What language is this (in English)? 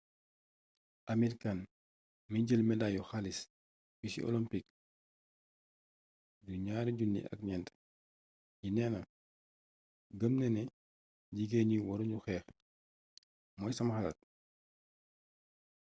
Wolof